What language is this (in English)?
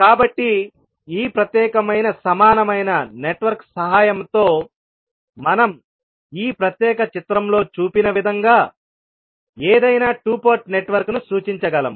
Telugu